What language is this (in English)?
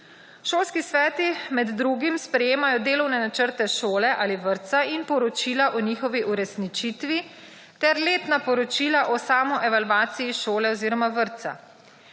Slovenian